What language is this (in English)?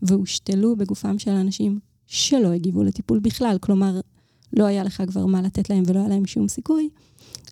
Hebrew